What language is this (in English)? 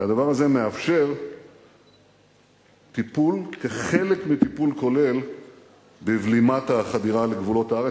Hebrew